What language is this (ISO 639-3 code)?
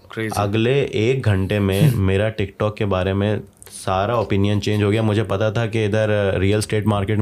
urd